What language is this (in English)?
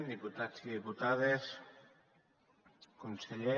Catalan